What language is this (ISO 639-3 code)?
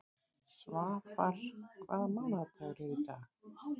isl